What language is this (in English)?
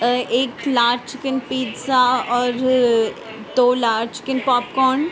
Urdu